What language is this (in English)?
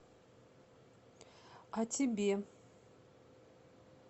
Russian